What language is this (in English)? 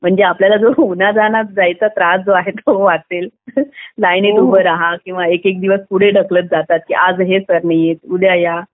Marathi